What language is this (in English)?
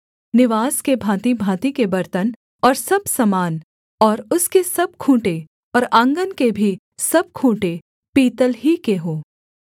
Hindi